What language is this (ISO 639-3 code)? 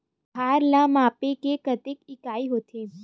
hne